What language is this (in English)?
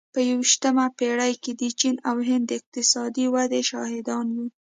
Pashto